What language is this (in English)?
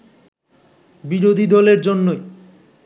Bangla